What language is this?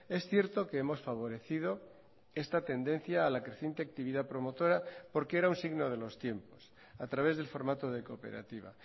Spanish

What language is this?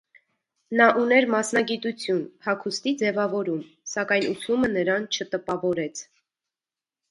Armenian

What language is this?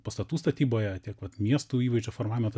Lithuanian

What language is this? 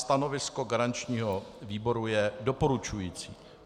Czech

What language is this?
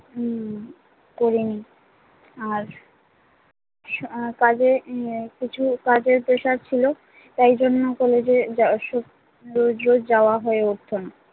Bangla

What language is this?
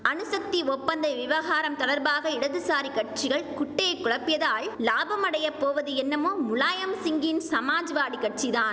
Tamil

